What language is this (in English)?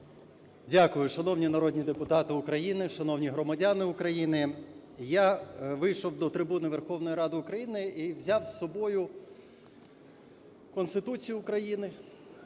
Ukrainian